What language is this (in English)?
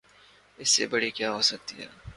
Urdu